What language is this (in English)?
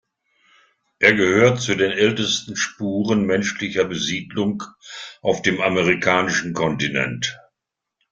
German